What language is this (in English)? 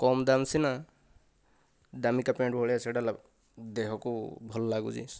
Odia